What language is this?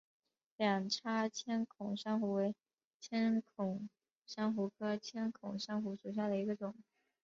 Chinese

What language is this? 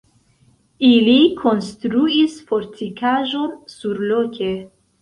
Esperanto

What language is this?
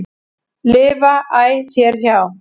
Icelandic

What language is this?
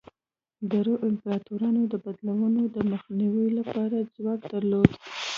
Pashto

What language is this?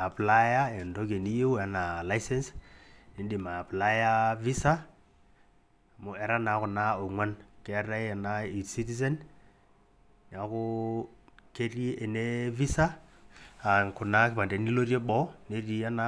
Masai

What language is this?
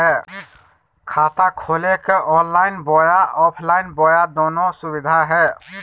Magahi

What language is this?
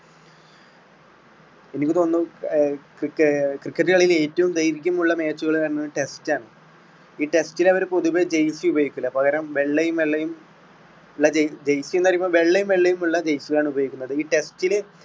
Malayalam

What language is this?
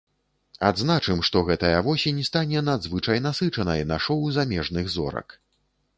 Belarusian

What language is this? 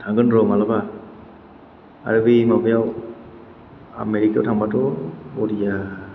Bodo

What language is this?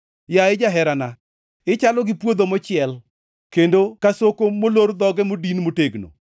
Luo (Kenya and Tanzania)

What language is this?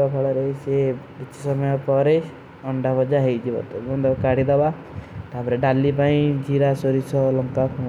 Kui (India)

